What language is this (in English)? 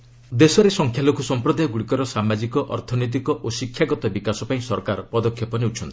Odia